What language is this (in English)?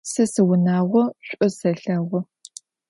Adyghe